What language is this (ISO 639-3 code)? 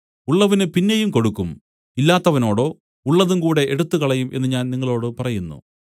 mal